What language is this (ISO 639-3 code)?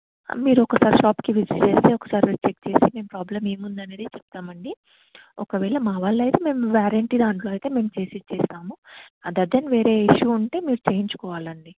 tel